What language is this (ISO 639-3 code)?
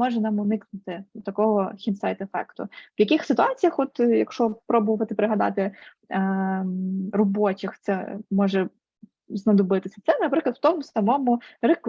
ukr